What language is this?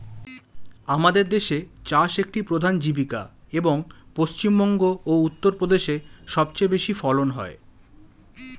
Bangla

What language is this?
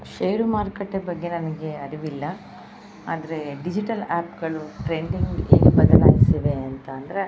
Kannada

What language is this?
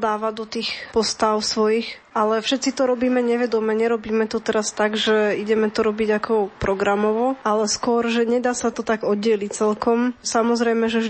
Slovak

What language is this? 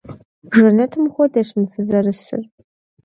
Kabardian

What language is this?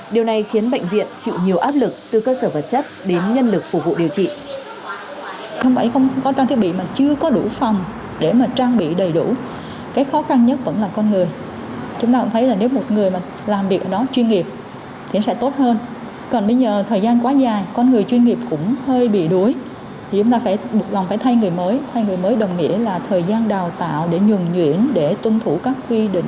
Vietnamese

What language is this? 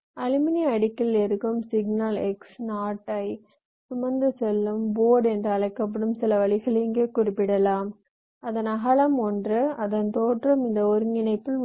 Tamil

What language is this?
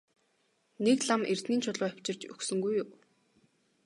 Mongolian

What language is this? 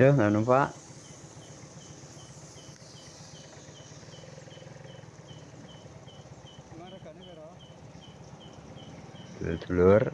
Indonesian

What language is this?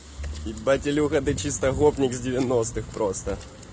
Russian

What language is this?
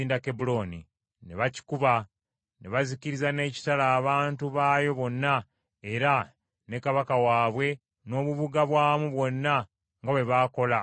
Ganda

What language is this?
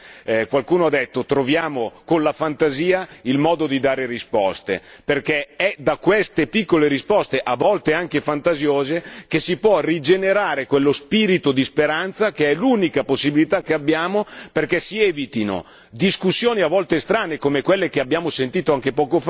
Italian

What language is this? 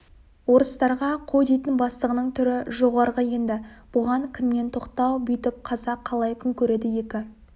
Kazakh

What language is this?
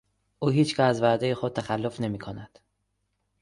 Persian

